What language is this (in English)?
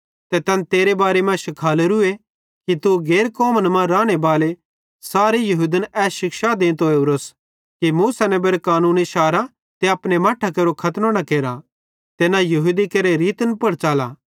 Bhadrawahi